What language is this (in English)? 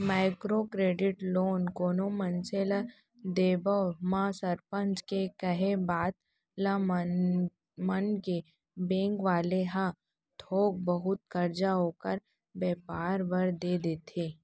Chhattisgarhi